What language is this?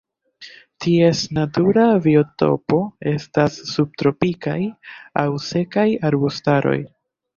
Esperanto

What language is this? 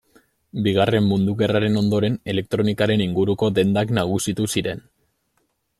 Basque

